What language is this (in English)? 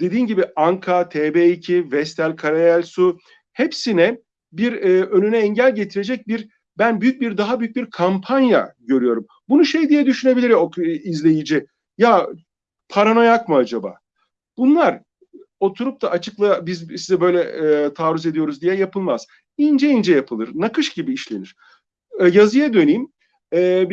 Turkish